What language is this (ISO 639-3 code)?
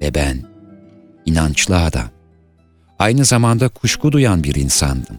tur